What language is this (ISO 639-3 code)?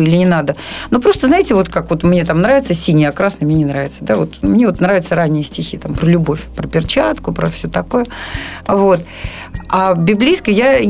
rus